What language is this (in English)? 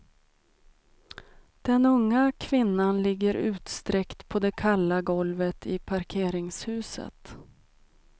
Swedish